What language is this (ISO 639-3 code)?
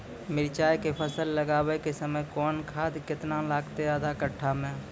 mai